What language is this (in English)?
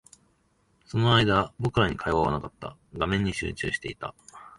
Japanese